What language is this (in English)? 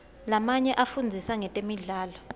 Swati